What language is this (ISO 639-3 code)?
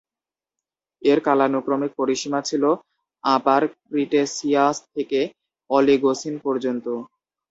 ben